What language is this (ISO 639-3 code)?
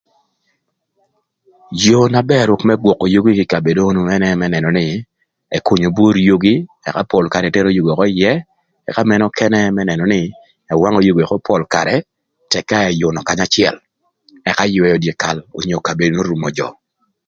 lth